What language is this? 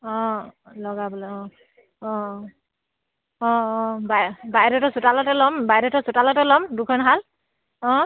Assamese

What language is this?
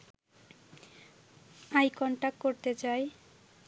Bangla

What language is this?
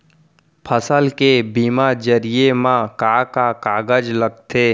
Chhattisgarhi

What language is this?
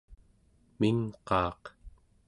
Central Yupik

